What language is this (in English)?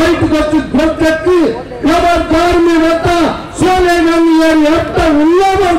Romanian